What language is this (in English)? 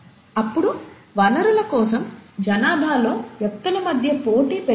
Telugu